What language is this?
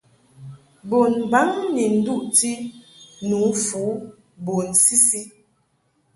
Mungaka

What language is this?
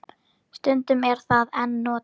Icelandic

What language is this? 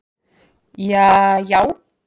Icelandic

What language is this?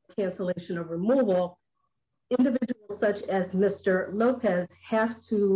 English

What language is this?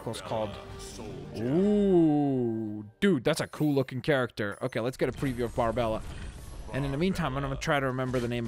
English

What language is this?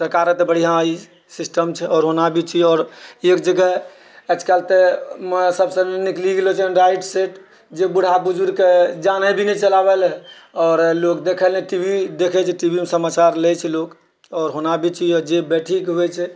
Maithili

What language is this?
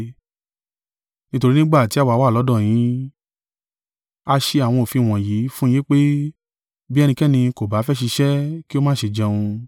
Yoruba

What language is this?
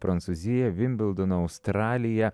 Lithuanian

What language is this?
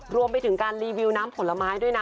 Thai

